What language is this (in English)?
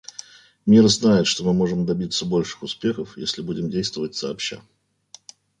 Russian